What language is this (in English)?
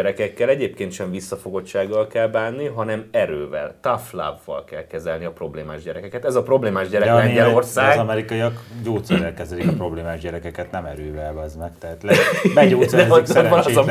Hungarian